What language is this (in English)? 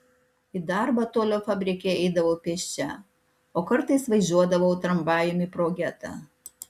Lithuanian